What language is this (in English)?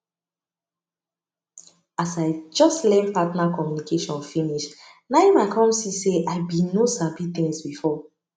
Nigerian Pidgin